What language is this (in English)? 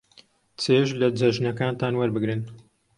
Central Kurdish